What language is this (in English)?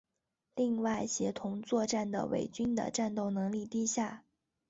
Chinese